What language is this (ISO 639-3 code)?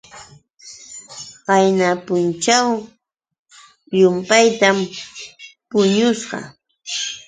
qux